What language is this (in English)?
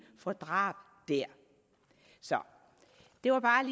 Danish